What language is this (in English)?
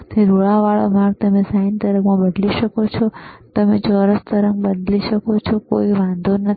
Gujarati